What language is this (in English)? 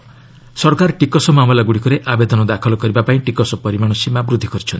Odia